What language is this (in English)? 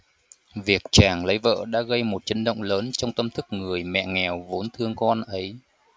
Vietnamese